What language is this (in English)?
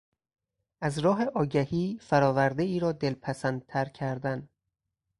Persian